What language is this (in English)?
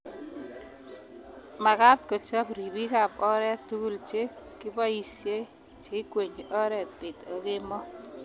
Kalenjin